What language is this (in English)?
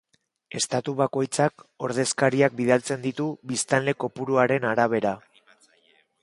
Basque